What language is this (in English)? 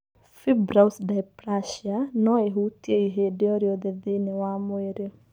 Kikuyu